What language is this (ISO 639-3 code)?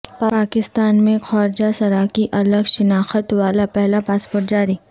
urd